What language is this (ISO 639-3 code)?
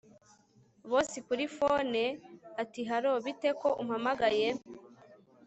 kin